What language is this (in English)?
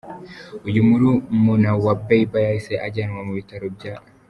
Kinyarwanda